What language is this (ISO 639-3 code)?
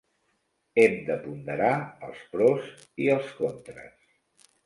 cat